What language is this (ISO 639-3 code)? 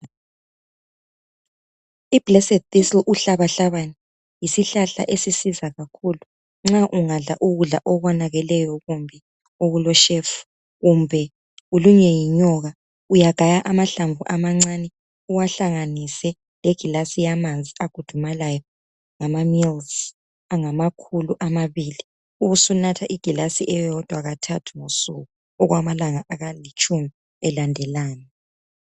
nde